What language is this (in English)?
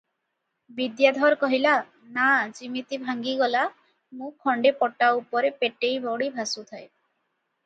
Odia